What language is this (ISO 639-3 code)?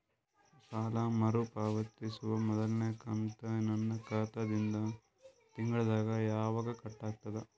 kan